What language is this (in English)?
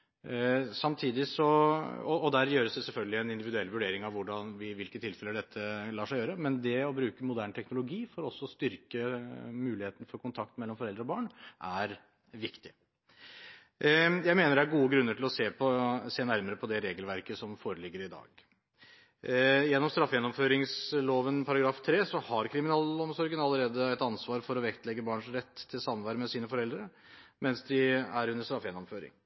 Norwegian Bokmål